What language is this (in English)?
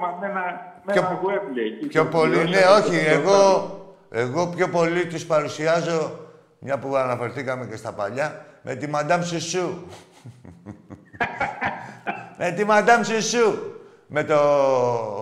Greek